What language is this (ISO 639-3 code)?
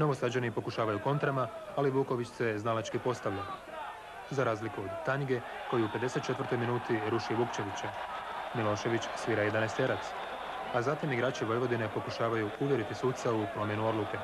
hrv